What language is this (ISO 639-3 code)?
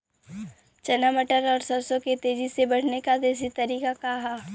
bho